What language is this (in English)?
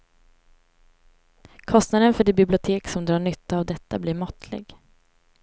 Swedish